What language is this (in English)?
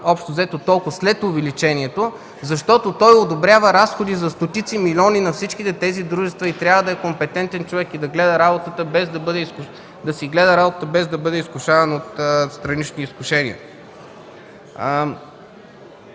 Bulgarian